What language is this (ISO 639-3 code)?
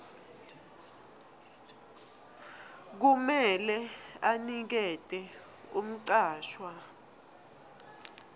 ssw